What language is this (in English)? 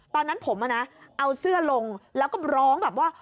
Thai